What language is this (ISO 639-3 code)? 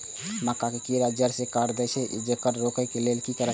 mai